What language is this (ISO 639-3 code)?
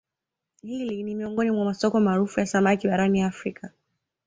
swa